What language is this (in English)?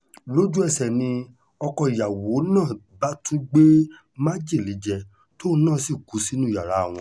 Yoruba